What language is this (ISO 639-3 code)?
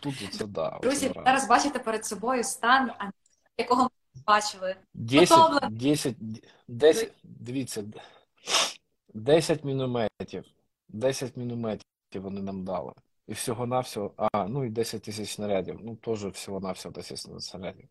ukr